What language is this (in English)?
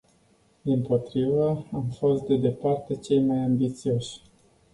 Romanian